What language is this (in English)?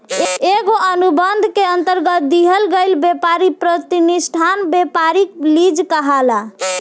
Bhojpuri